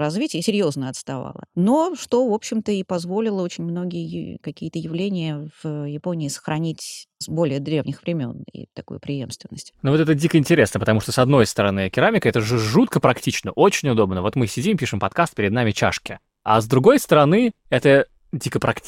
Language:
Russian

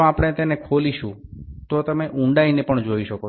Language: Bangla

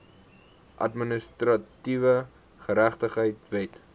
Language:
Afrikaans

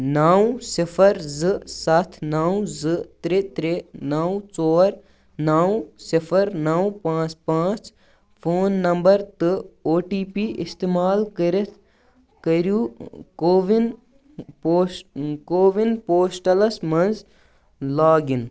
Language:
Kashmiri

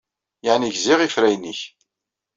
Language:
Kabyle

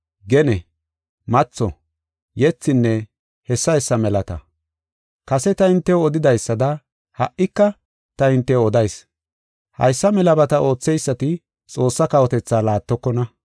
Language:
Gofa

